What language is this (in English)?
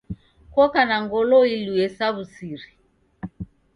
Taita